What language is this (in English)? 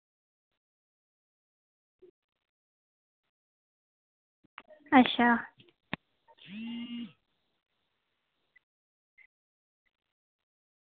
Dogri